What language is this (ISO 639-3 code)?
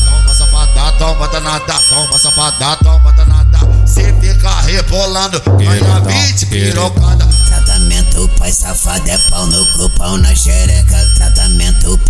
por